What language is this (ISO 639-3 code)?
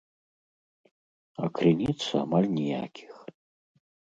bel